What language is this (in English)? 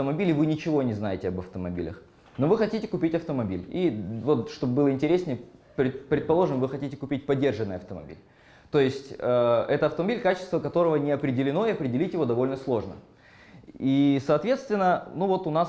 Russian